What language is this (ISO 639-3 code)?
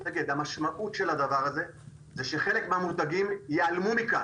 heb